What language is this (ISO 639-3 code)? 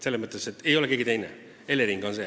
est